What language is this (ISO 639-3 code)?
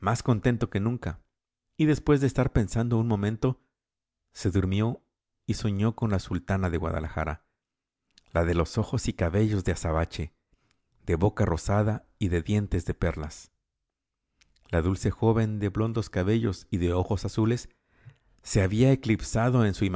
spa